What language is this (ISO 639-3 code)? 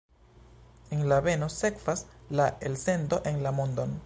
epo